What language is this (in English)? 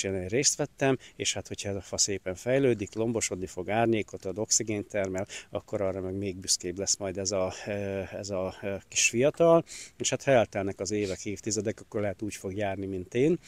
Hungarian